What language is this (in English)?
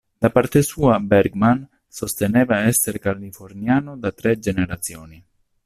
Italian